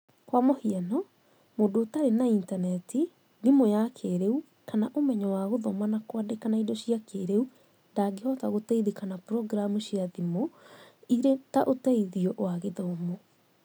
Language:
Kikuyu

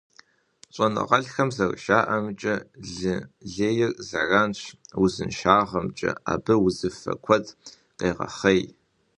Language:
Kabardian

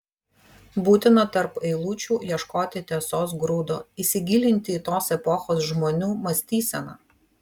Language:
Lithuanian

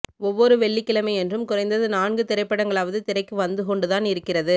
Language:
Tamil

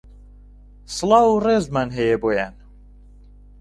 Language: Central Kurdish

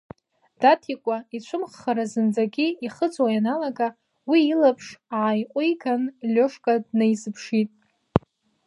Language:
Abkhazian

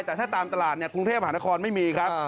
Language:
Thai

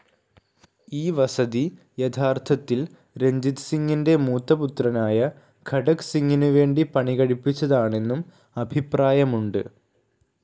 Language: Malayalam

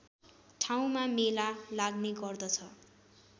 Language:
Nepali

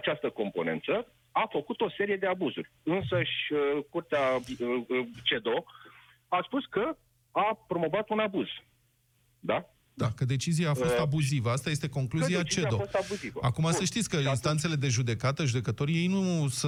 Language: Romanian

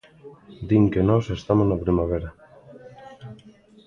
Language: Galician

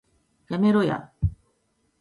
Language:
Japanese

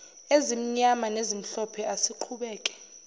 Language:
Zulu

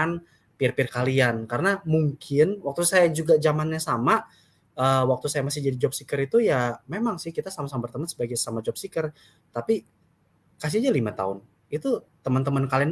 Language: Indonesian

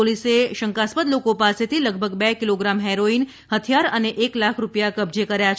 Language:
Gujarati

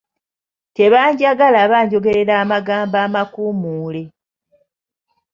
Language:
Ganda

